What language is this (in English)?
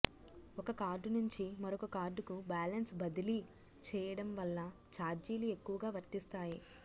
Telugu